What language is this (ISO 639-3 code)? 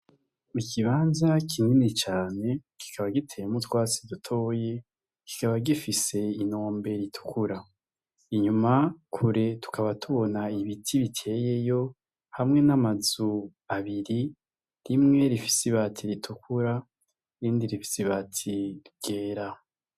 run